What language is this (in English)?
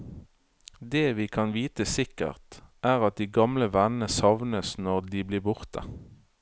Norwegian